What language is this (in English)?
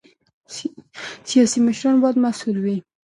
Pashto